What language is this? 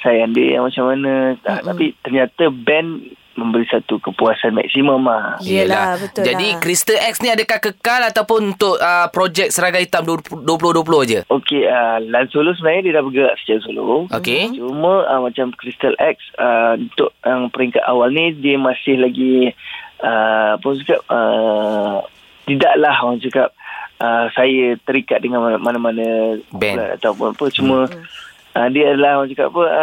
Malay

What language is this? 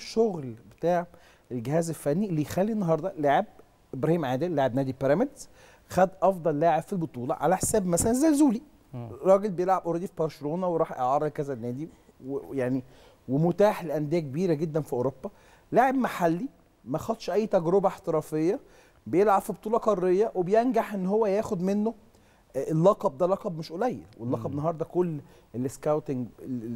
Arabic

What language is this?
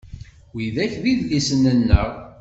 Kabyle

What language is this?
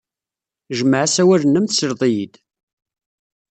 Kabyle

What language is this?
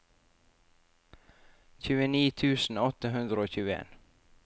Norwegian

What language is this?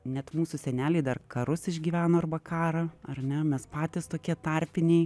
Lithuanian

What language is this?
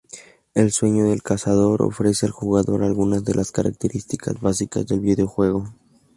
Spanish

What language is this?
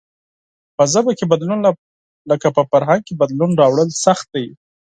Pashto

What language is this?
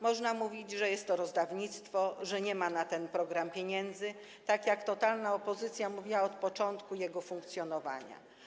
Polish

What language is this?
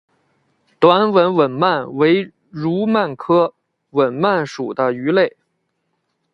Chinese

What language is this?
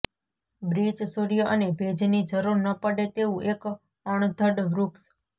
Gujarati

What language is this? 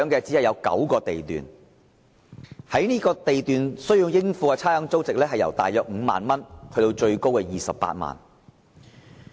Cantonese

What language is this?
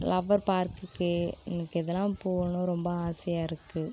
Tamil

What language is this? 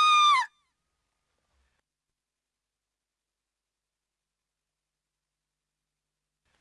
Japanese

